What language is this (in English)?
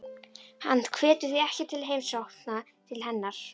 Icelandic